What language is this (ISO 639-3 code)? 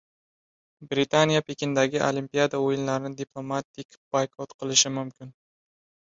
uzb